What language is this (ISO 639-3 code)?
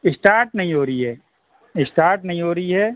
urd